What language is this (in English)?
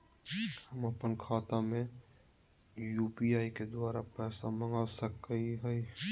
Magahi